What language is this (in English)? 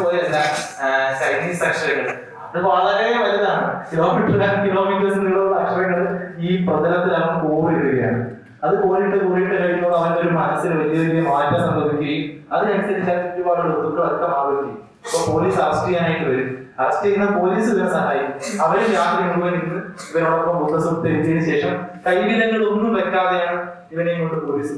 Malayalam